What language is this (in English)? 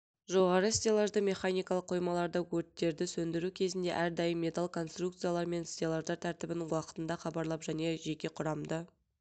Kazakh